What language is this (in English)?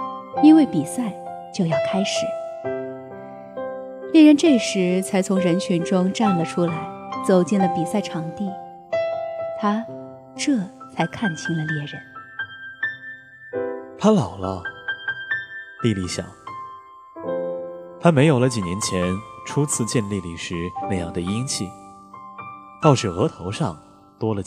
Chinese